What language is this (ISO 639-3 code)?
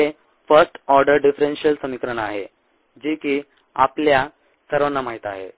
mar